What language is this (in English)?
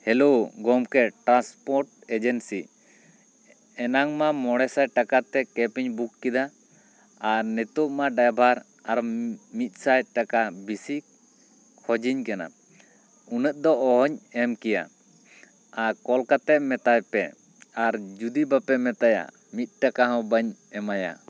Santali